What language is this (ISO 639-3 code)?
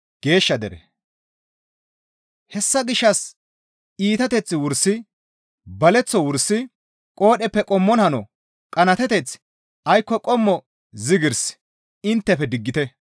gmv